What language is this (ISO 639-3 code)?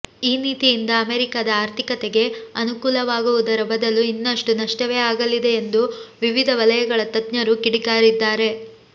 kan